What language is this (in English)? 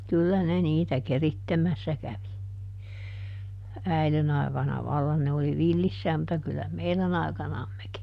Finnish